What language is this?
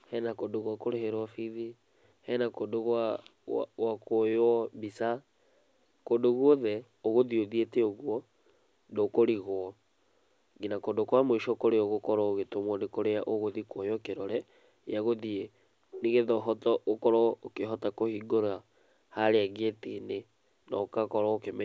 Kikuyu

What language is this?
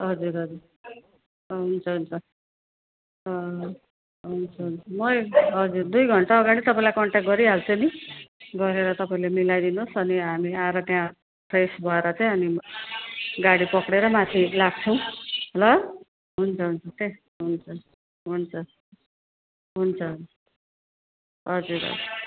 Nepali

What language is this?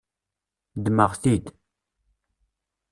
Kabyle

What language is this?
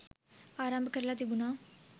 Sinhala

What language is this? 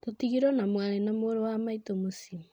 Kikuyu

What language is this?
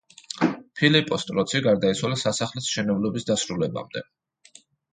Georgian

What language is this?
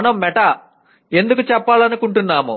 Telugu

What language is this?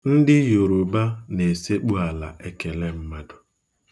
Igbo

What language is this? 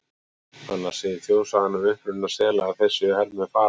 Icelandic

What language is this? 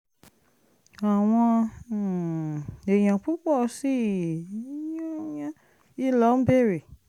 Yoruba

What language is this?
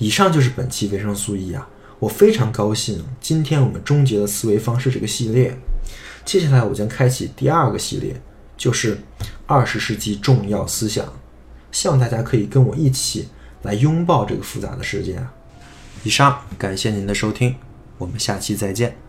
Chinese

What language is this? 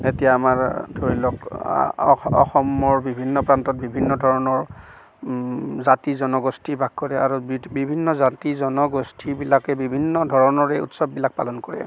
Assamese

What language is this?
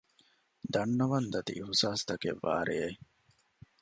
Divehi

